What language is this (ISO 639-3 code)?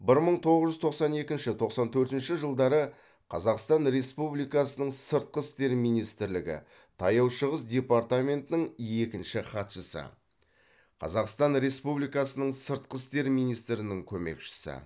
kaz